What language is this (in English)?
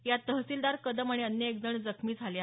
Marathi